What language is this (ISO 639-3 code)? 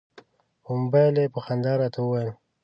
pus